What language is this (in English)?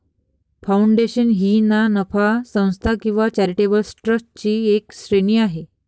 Marathi